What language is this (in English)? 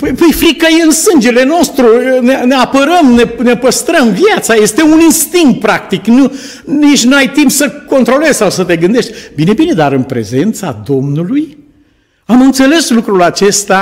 Romanian